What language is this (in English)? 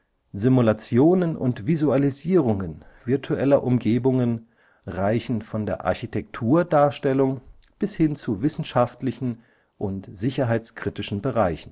German